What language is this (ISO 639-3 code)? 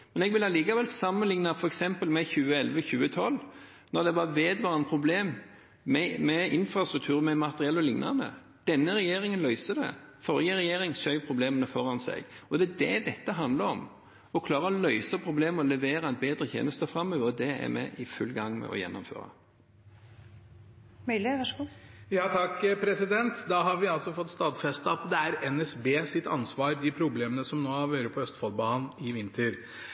nob